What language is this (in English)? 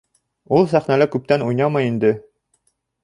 Bashkir